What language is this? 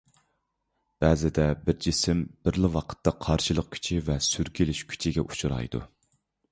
Uyghur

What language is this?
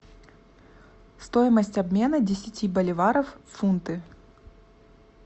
Russian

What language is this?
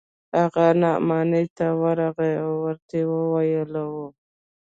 Pashto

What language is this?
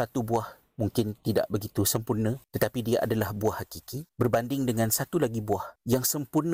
Malay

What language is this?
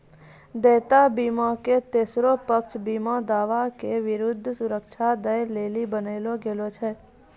Maithili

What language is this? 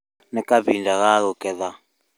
Kikuyu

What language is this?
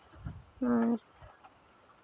Santali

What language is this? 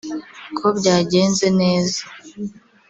Kinyarwanda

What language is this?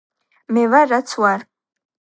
Georgian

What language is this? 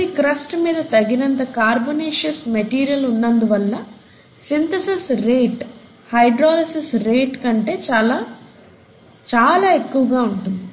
Telugu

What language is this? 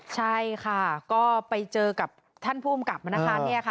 Thai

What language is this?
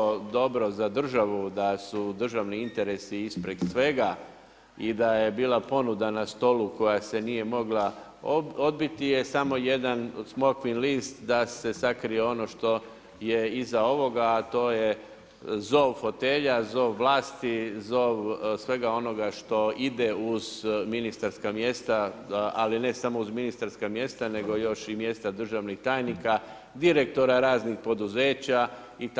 Croatian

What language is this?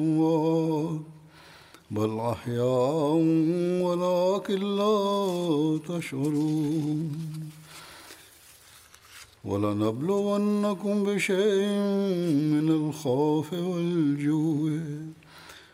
Malayalam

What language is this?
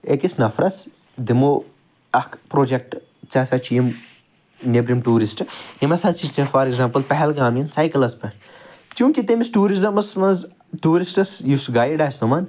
Kashmiri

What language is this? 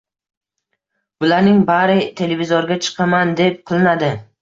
Uzbek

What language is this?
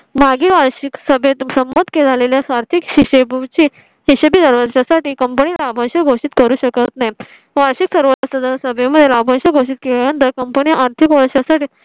Marathi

